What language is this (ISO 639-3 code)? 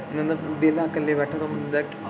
doi